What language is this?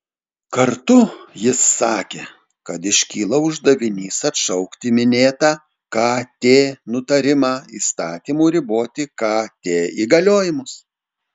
Lithuanian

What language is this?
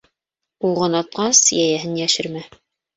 Bashkir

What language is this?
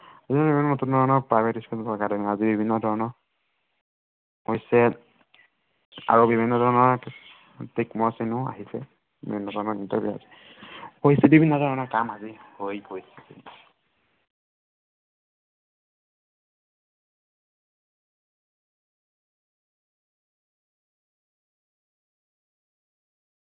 Assamese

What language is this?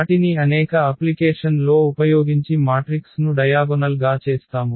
Telugu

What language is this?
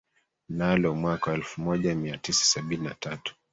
Swahili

